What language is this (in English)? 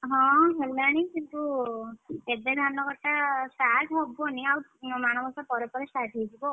Odia